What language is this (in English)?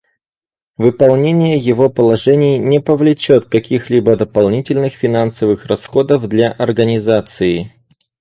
Russian